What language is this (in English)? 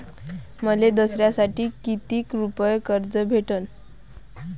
Marathi